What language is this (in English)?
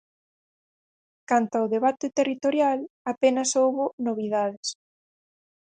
Galician